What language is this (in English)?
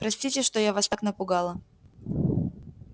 Russian